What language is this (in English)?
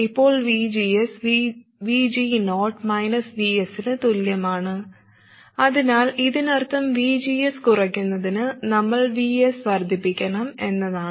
Malayalam